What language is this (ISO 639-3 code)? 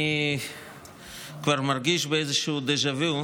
heb